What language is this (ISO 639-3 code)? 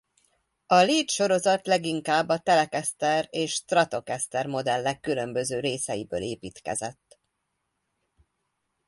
hun